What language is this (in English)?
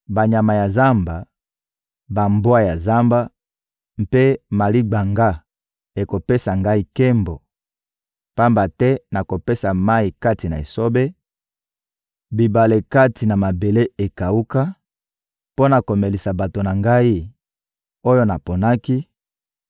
Lingala